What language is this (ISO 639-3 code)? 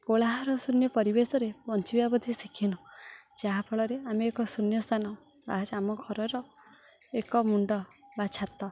ori